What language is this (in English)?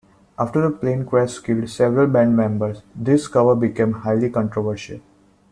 English